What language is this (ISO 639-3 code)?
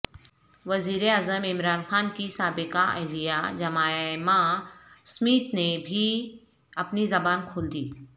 urd